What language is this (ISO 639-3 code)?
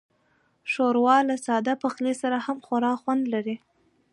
pus